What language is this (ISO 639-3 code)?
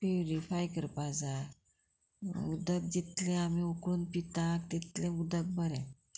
kok